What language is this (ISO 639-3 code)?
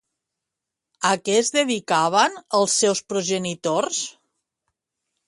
cat